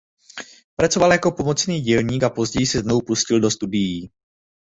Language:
Czech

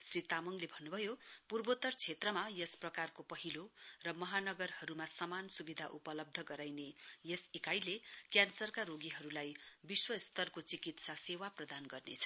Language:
Nepali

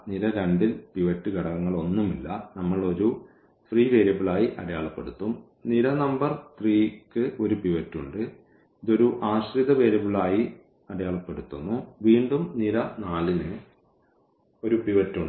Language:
Malayalam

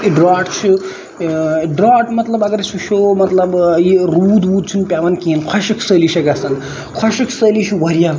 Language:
Kashmiri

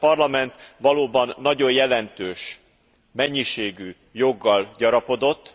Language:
Hungarian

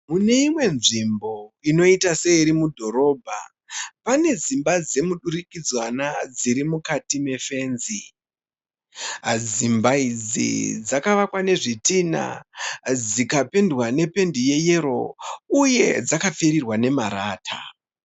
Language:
Shona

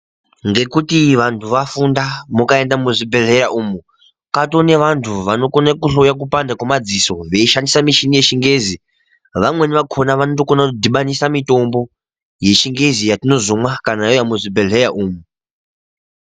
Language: Ndau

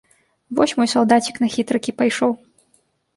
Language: Belarusian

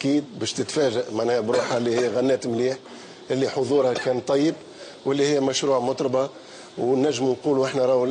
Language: Arabic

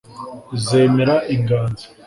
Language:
Kinyarwanda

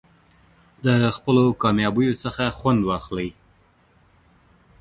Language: Pashto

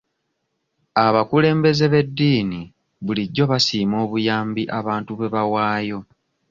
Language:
Ganda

